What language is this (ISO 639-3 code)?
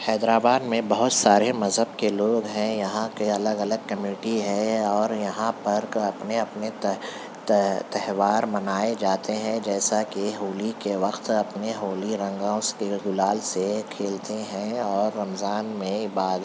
urd